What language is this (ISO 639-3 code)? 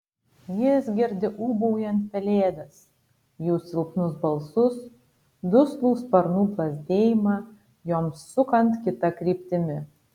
lit